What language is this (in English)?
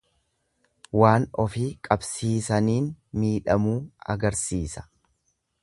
Oromo